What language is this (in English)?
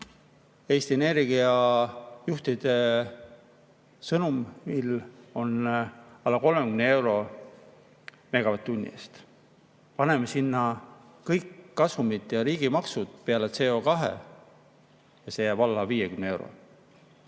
Estonian